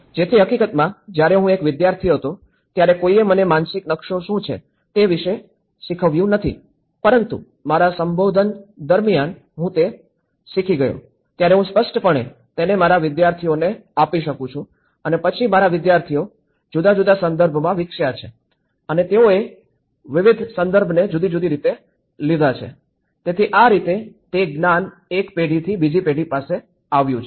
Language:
Gujarati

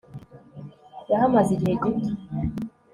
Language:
Kinyarwanda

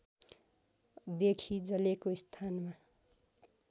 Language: Nepali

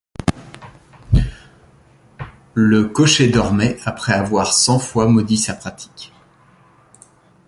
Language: French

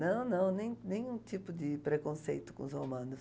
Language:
Portuguese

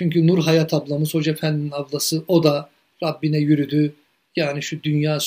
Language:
Turkish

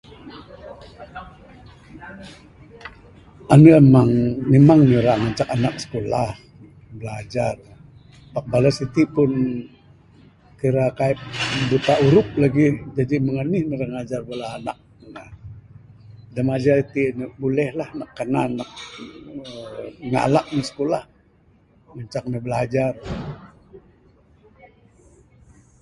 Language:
Bukar-Sadung Bidayuh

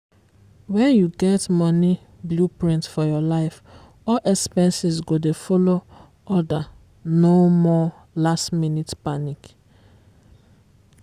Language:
Nigerian Pidgin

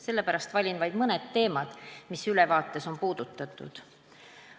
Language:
Estonian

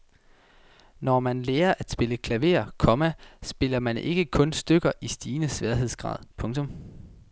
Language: Danish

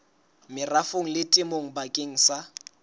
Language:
Southern Sotho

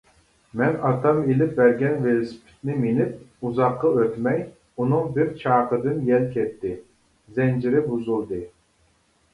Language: Uyghur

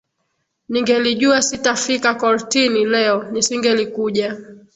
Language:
Swahili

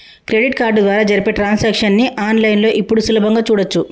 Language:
Telugu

